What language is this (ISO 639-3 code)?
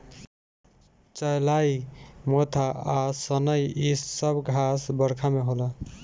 bho